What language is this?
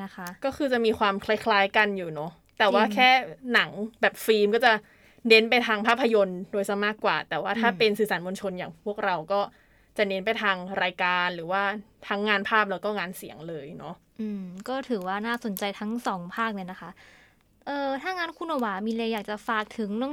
Thai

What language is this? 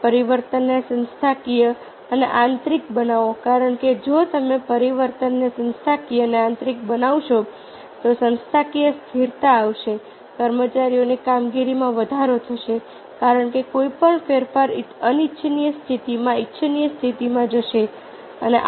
Gujarati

